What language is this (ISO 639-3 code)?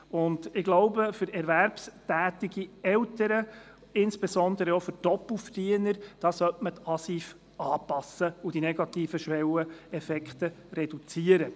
gsw